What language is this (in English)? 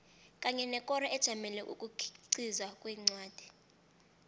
South Ndebele